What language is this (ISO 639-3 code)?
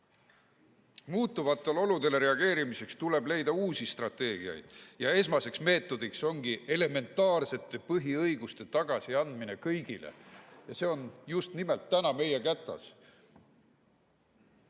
est